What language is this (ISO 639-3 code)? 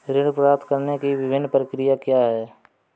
hin